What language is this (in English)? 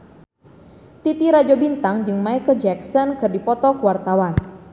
Sundanese